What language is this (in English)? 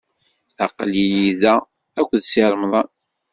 Kabyle